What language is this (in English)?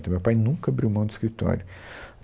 Portuguese